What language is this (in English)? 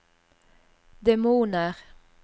Norwegian